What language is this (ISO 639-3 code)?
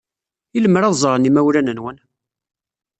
kab